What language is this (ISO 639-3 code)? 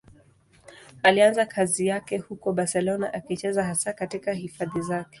swa